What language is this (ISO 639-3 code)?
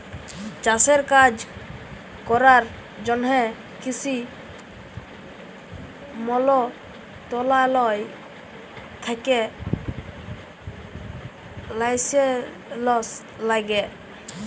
ben